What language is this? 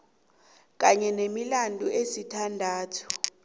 South Ndebele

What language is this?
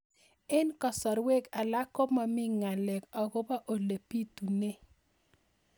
Kalenjin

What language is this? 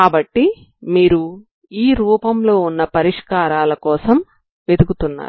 Telugu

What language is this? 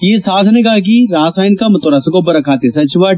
Kannada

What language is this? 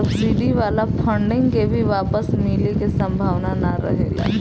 Bhojpuri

